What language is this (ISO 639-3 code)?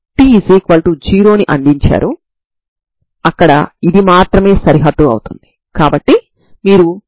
tel